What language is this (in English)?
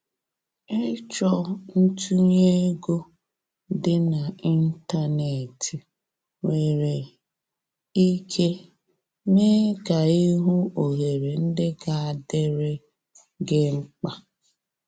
Igbo